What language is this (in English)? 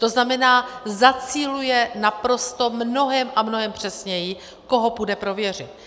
Czech